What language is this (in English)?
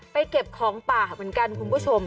Thai